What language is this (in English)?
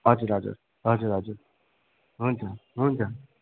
Nepali